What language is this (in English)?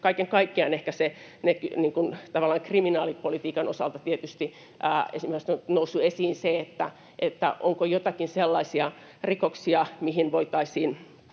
Finnish